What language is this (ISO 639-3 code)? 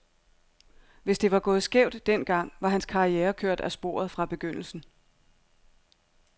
dan